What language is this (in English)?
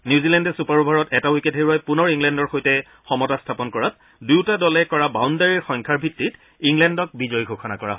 Assamese